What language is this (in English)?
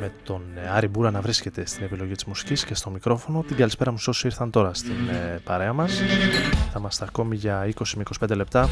Greek